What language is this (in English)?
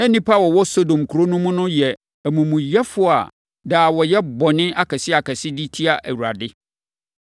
Akan